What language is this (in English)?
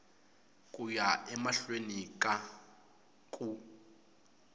Tsonga